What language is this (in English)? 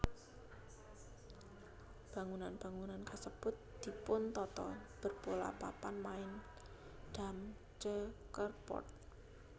Javanese